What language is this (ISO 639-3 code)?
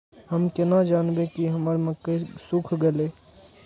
mai